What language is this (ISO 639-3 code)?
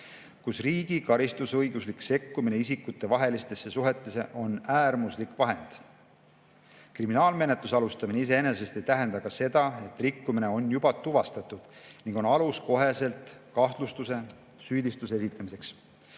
est